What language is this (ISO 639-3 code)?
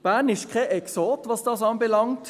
gsw